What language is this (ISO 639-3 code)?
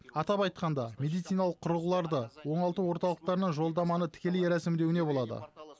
kaz